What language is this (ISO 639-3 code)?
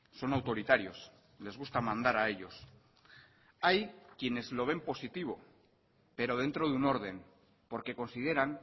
spa